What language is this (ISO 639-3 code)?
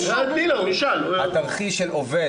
heb